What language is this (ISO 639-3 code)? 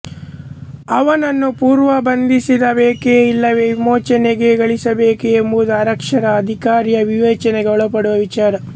kan